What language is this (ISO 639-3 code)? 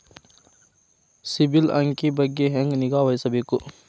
kan